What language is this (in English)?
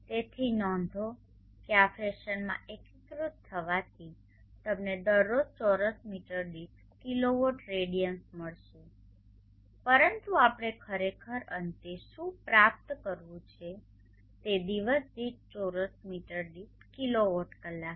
Gujarati